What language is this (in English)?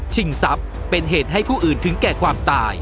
Thai